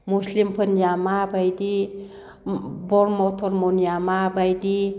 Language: Bodo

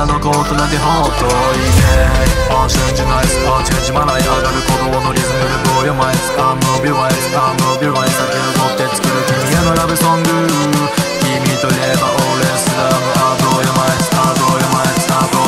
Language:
Turkish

